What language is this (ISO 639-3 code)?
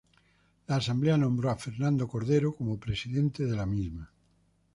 spa